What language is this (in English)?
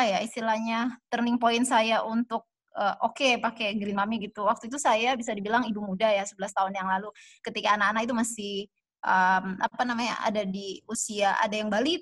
Indonesian